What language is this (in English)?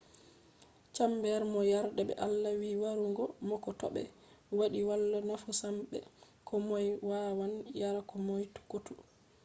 Fula